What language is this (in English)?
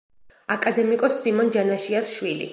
Georgian